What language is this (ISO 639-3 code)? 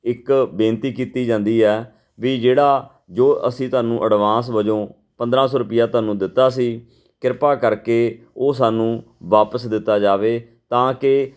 pan